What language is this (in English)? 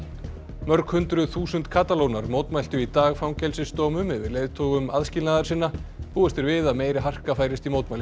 Icelandic